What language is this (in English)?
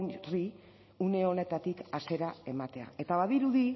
Basque